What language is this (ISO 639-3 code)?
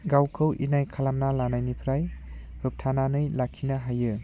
brx